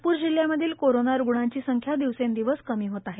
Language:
Marathi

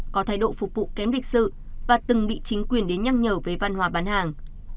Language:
Vietnamese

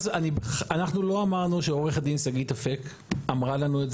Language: Hebrew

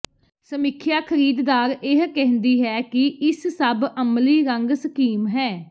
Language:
Punjabi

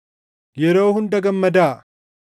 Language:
Oromo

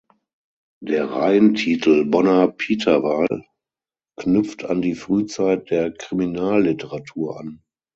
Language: German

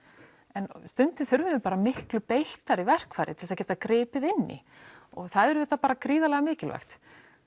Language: Icelandic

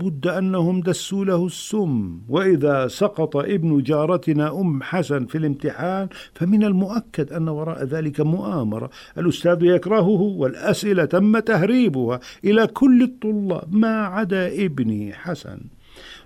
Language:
Arabic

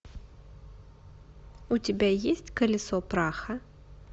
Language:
Russian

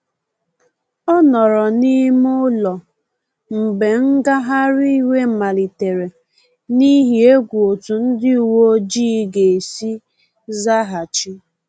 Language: Igbo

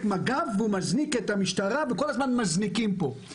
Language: Hebrew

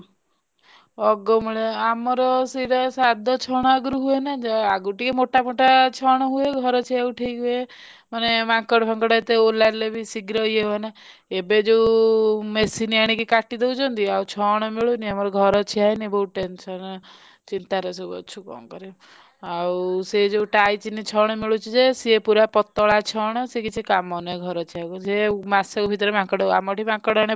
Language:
Odia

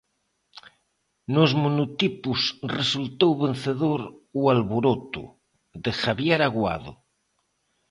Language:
Galician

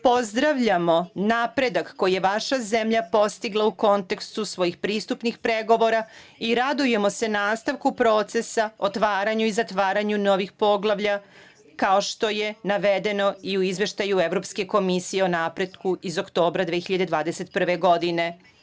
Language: Serbian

